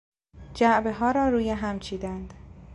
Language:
Persian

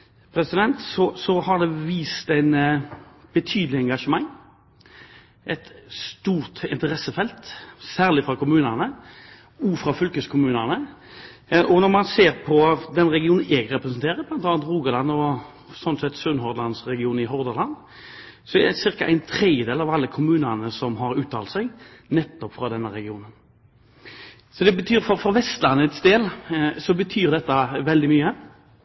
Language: Norwegian Bokmål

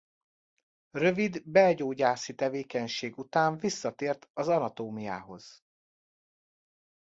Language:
Hungarian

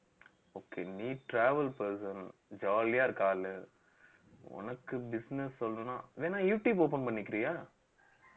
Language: Tamil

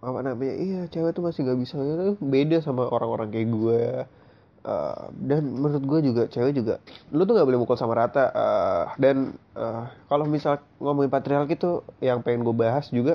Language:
Indonesian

